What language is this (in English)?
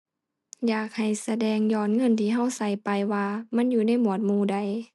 Thai